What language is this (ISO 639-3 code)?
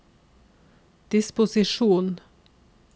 nor